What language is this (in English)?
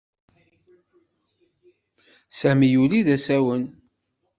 Kabyle